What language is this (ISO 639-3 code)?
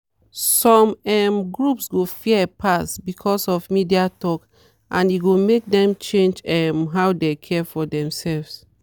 pcm